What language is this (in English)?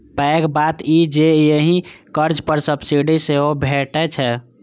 Maithili